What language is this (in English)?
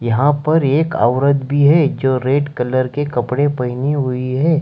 Hindi